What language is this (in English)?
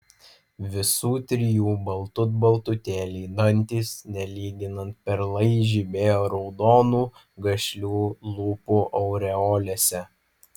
Lithuanian